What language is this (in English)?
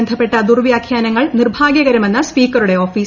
Malayalam